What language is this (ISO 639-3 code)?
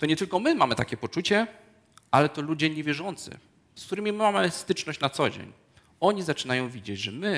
pol